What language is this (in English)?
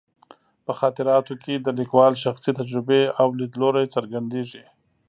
Pashto